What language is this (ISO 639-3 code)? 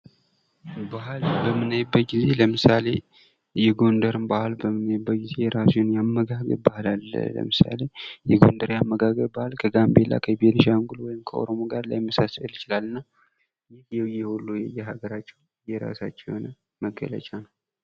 amh